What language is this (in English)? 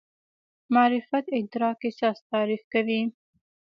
Pashto